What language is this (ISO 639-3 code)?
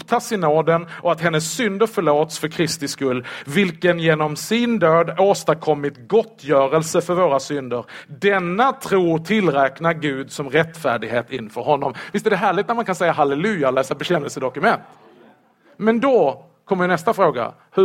swe